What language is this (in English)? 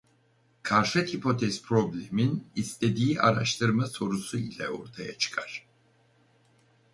Turkish